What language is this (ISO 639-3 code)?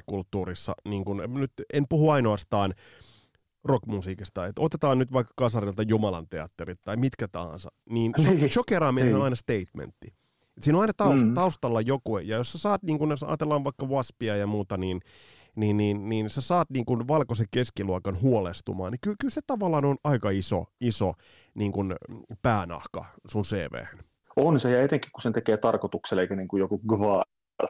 fin